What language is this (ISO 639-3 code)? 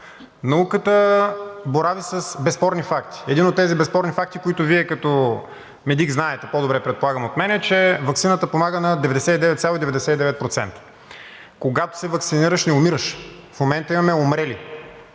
bul